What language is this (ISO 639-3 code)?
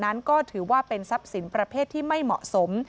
tha